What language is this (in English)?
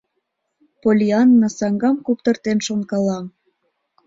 Mari